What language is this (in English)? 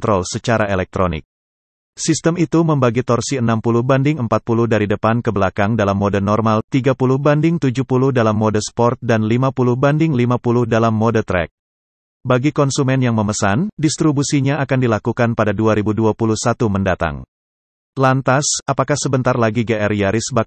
Indonesian